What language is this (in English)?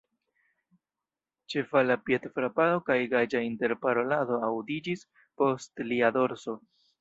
Esperanto